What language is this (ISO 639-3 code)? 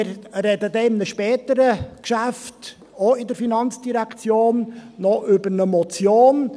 gsw